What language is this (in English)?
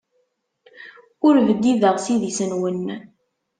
Kabyle